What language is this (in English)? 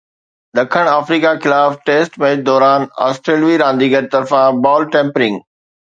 Sindhi